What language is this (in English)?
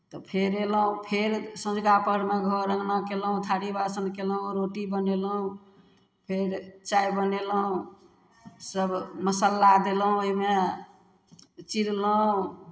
Maithili